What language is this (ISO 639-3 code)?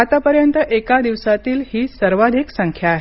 mar